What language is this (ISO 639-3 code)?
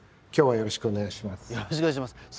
jpn